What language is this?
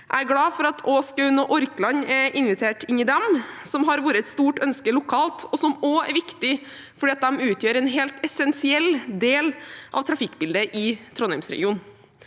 Norwegian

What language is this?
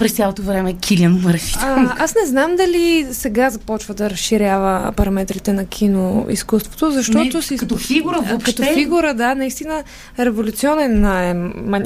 Bulgarian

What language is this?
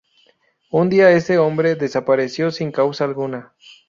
Spanish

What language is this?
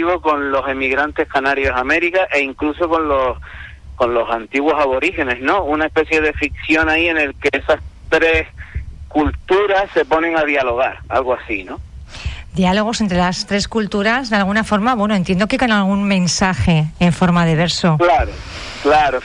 Spanish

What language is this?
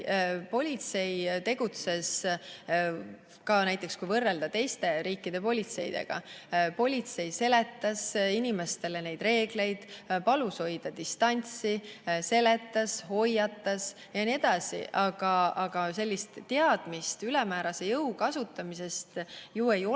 Estonian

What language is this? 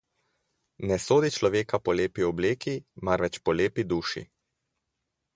Slovenian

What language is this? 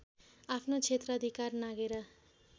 Nepali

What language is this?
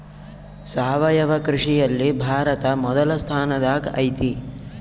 Kannada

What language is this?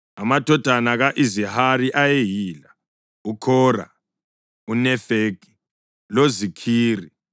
North Ndebele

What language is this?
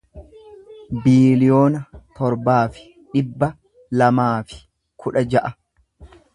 Oromo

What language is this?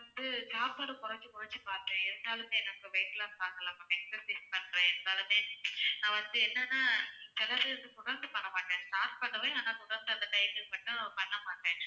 Tamil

